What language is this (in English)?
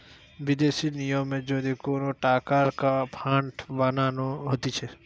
Bangla